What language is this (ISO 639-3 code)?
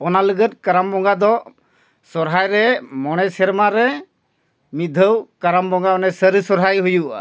sat